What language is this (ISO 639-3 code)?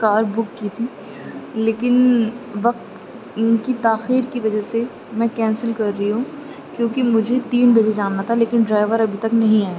urd